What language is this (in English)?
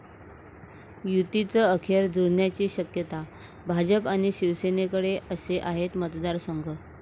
Marathi